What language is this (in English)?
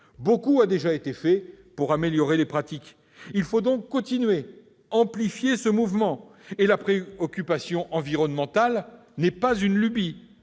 French